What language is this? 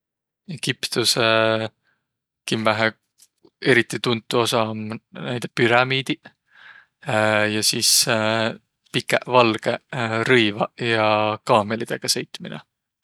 Võro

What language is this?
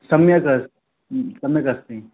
Sanskrit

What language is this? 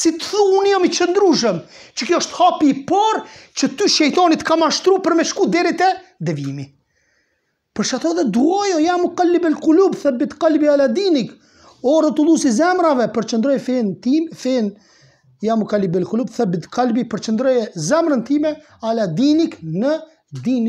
Romanian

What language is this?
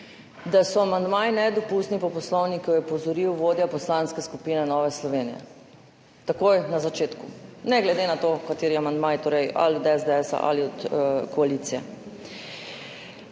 Slovenian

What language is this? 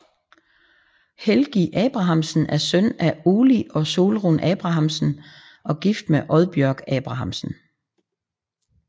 Danish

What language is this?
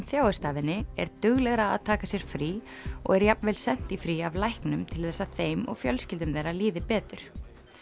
Icelandic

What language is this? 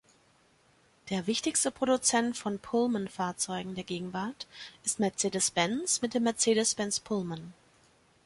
German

